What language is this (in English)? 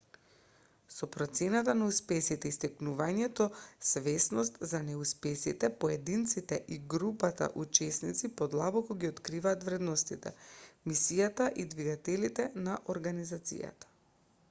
Macedonian